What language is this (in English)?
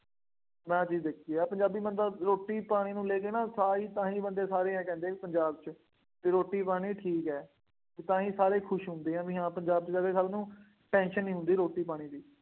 Punjabi